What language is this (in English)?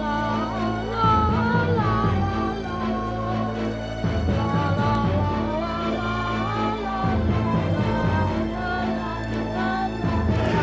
Indonesian